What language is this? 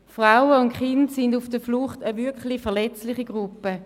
Swiss German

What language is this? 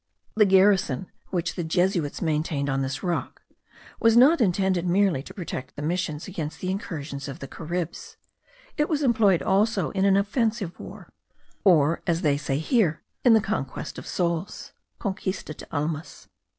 English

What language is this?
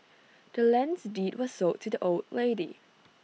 English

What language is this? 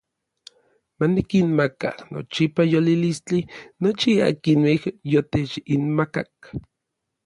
Orizaba Nahuatl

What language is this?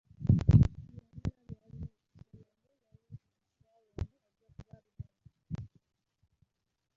Ganda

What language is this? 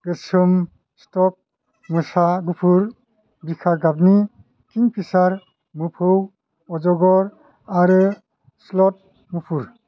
Bodo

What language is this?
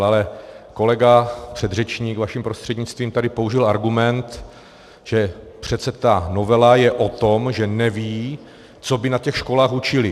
Czech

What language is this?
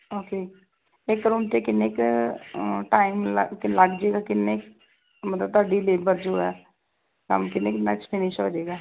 Punjabi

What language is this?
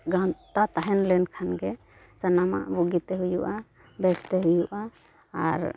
Santali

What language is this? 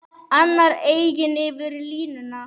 Icelandic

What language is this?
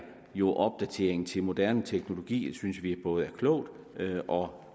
Danish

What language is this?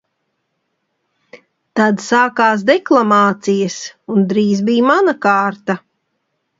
Latvian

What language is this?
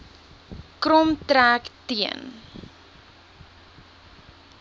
Afrikaans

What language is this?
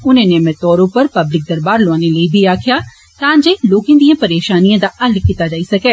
Dogri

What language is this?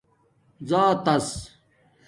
Domaaki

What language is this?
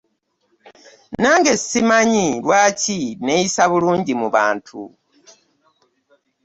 Ganda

